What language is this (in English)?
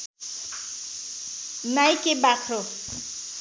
Nepali